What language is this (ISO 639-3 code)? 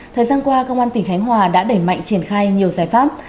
vie